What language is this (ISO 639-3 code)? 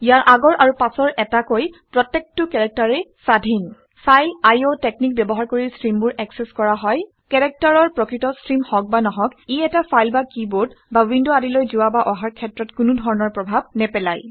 asm